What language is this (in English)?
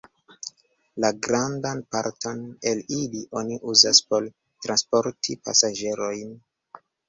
Esperanto